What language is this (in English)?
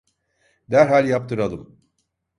Turkish